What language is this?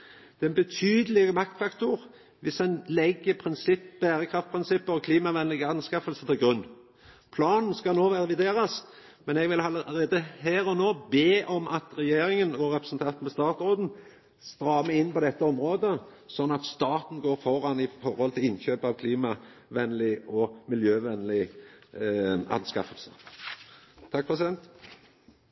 Norwegian Nynorsk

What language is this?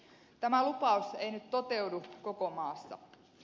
Finnish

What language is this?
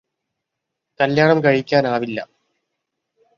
Malayalam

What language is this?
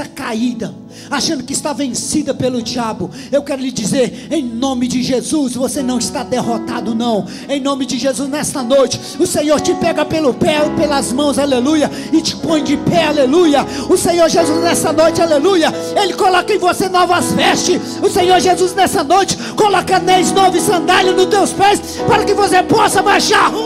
Portuguese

